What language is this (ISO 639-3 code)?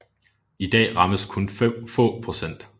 dan